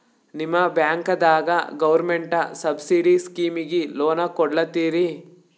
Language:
Kannada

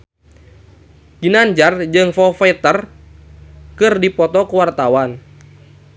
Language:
Sundanese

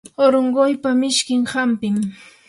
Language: Yanahuanca Pasco Quechua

